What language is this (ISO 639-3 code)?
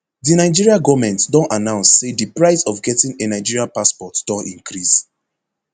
pcm